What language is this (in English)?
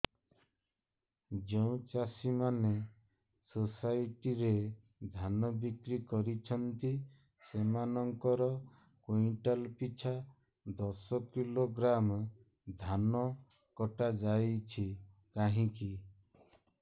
Odia